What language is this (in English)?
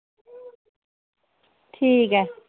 Dogri